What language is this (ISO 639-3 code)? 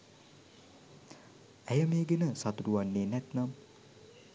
sin